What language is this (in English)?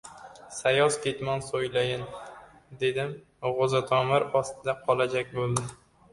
Uzbek